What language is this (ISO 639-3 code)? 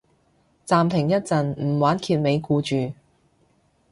yue